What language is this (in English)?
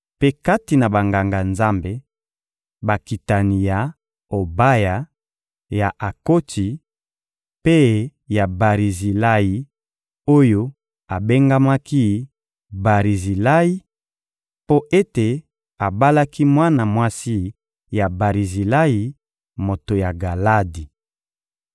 Lingala